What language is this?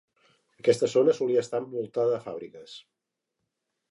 Catalan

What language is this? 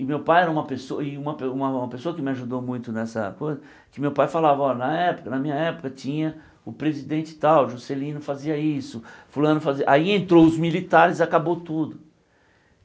Portuguese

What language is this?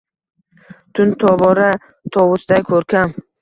Uzbek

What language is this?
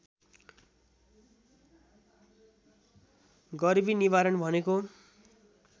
Nepali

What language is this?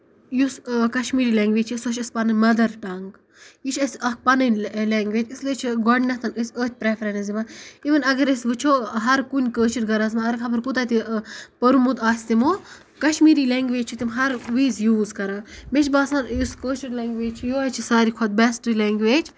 Kashmiri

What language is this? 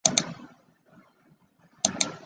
Chinese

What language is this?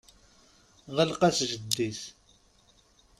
Kabyle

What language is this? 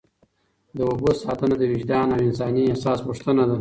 Pashto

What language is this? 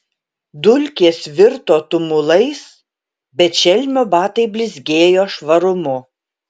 Lithuanian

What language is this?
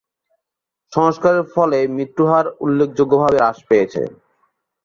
Bangla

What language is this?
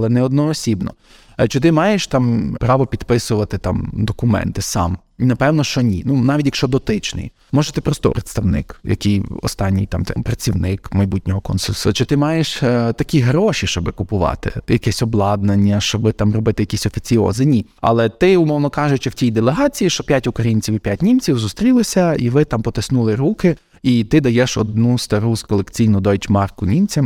Ukrainian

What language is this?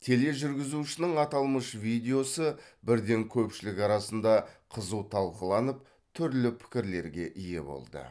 Kazakh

